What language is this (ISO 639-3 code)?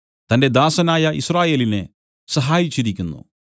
mal